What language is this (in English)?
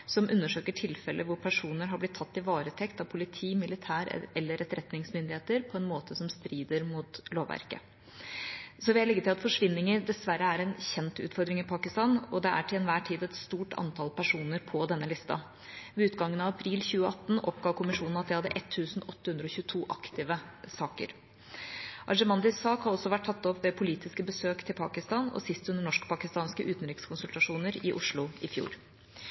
Norwegian Bokmål